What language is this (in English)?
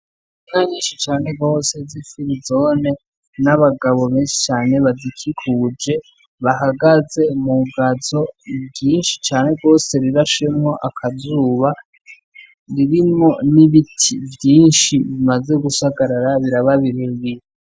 Rundi